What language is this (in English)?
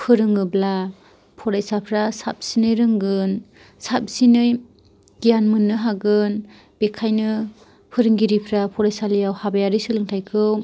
Bodo